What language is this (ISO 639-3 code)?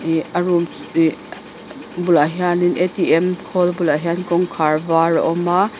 lus